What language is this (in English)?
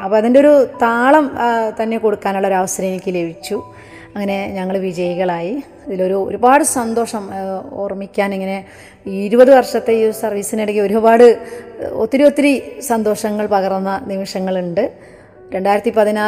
Malayalam